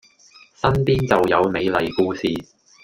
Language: Cantonese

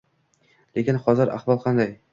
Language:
Uzbek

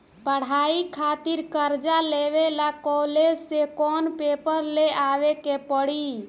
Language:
Bhojpuri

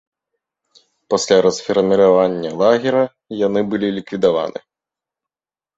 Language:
Belarusian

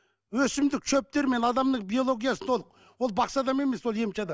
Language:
Kazakh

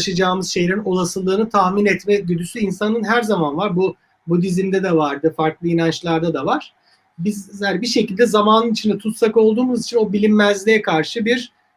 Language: Turkish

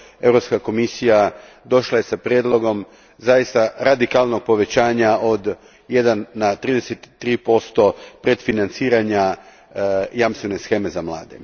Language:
Croatian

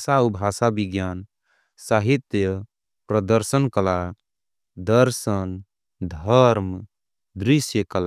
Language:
Angika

